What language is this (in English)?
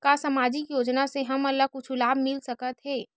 Chhattisgarhi